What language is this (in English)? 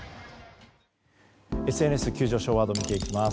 Japanese